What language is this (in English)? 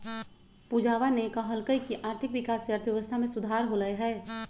Magahi